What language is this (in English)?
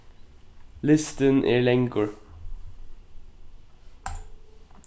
Faroese